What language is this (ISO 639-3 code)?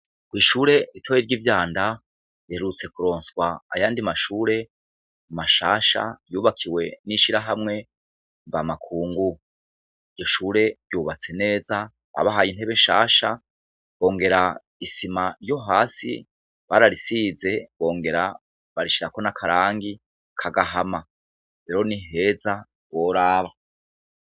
run